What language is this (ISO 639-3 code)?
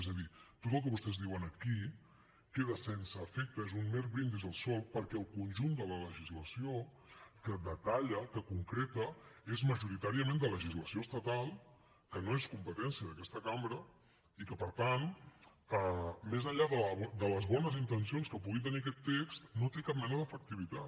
cat